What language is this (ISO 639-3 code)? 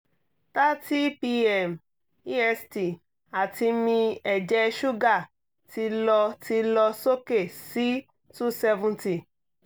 yor